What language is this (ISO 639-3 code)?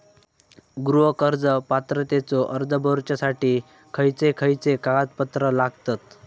mar